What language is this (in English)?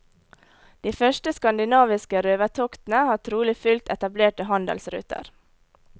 Norwegian